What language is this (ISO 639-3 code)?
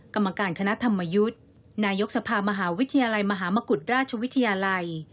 tha